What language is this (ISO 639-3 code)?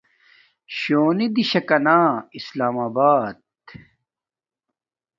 dmk